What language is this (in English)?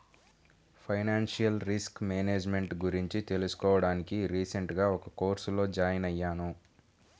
Telugu